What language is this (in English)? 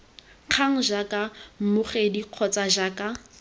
Tswana